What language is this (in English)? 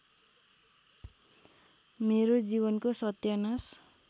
Nepali